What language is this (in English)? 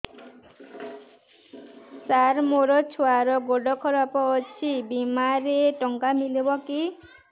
Odia